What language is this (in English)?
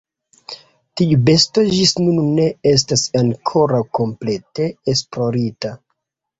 Esperanto